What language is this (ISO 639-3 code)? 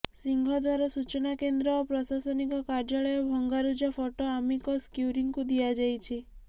ori